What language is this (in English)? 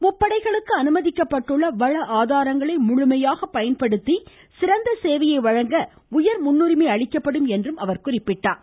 Tamil